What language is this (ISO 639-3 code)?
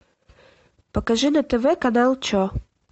rus